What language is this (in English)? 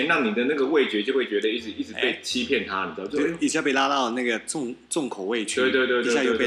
Chinese